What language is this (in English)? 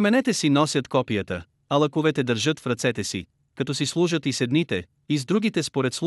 Bulgarian